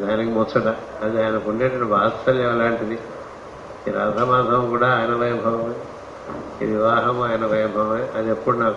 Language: Telugu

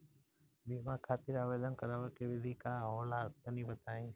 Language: Bhojpuri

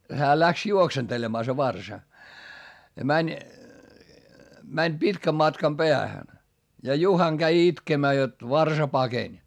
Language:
Finnish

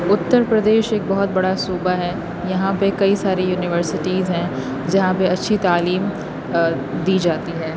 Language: Urdu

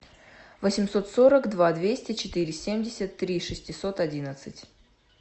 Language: Russian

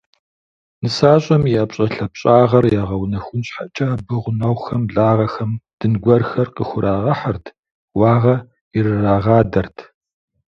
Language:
Kabardian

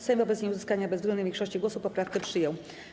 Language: Polish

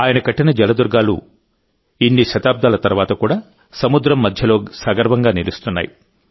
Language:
Telugu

